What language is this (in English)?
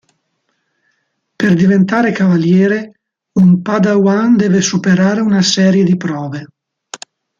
Italian